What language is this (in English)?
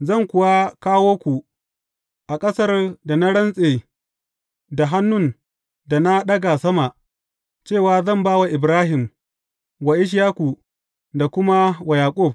Hausa